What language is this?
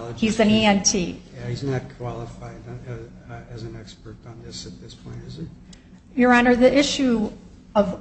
English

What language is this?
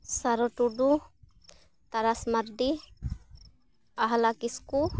Santali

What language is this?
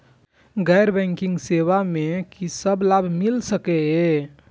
Maithili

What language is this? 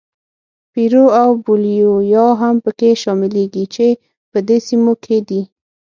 Pashto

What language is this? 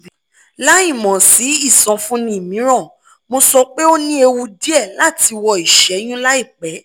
Yoruba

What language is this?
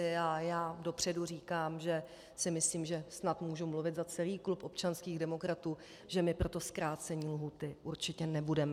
Czech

